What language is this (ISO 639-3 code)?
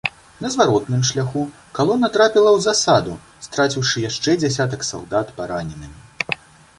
bel